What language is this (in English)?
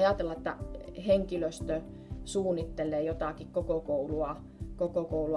Finnish